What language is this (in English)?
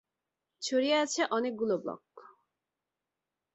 Bangla